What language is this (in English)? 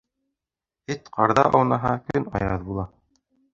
Bashkir